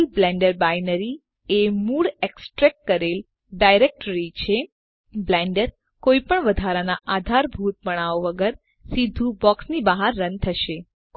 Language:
Gujarati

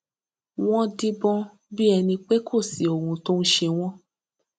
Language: Yoruba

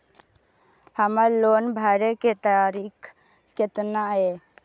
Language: Maithili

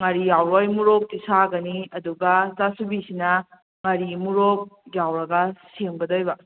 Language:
Manipuri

